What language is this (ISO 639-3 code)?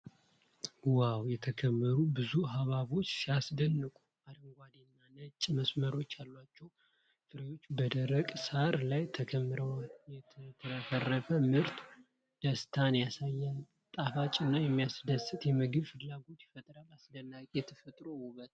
amh